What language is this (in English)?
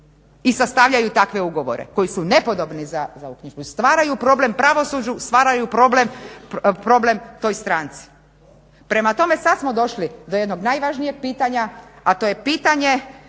Croatian